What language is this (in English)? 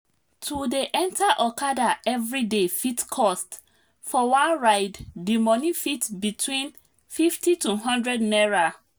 Nigerian Pidgin